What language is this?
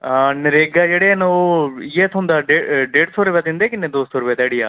Dogri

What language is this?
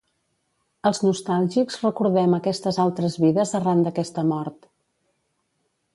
Catalan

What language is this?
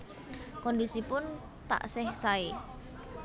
Javanese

